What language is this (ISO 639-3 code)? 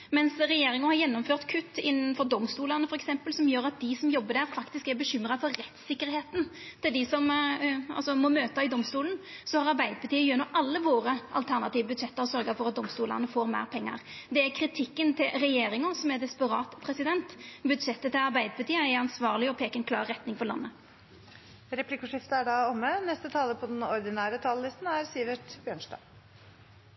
nor